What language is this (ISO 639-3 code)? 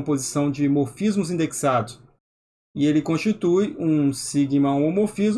por